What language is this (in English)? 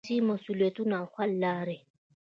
Pashto